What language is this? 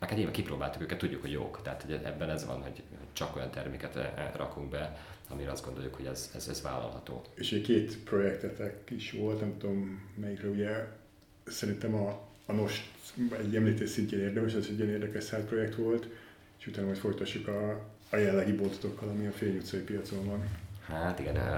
Hungarian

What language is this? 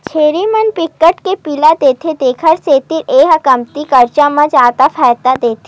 Chhattisgarhi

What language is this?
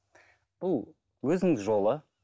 Kazakh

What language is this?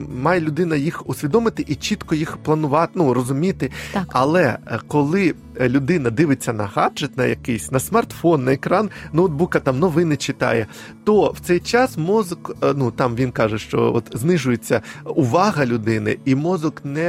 Ukrainian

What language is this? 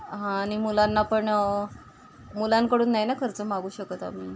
Marathi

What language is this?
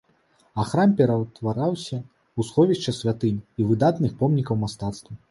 Belarusian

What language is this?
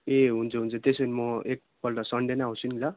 Nepali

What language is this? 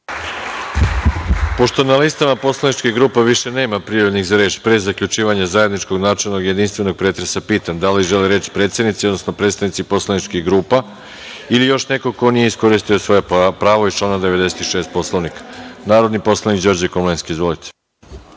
Serbian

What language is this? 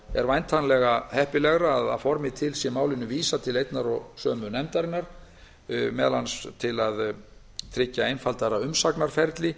Icelandic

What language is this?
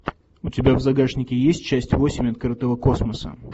Russian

